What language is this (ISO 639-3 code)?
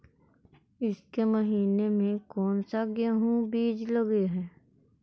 mag